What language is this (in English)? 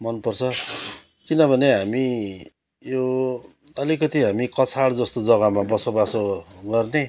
Nepali